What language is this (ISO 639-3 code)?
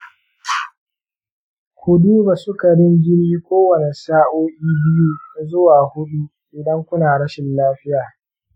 hau